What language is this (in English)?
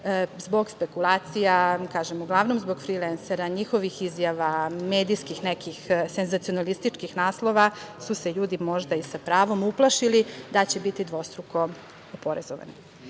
Serbian